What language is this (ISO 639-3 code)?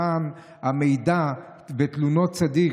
heb